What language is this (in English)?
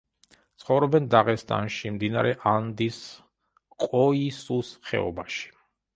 Georgian